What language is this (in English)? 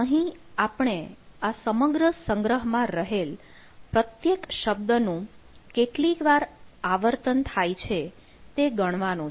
Gujarati